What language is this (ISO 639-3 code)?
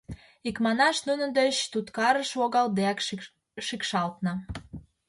chm